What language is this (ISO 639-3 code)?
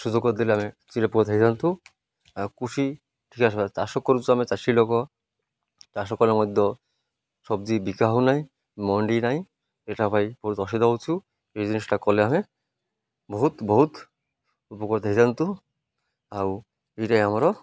ori